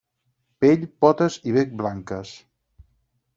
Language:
Catalan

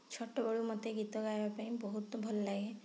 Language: Odia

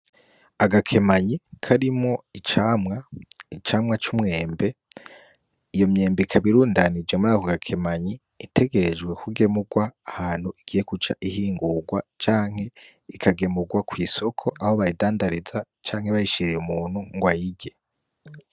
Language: Rundi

